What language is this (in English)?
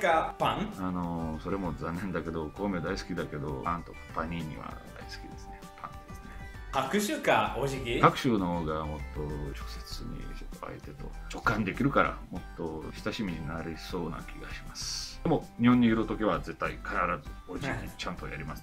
Japanese